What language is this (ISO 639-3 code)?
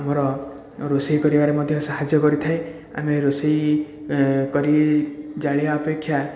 ori